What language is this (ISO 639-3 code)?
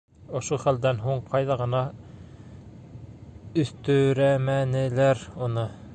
bak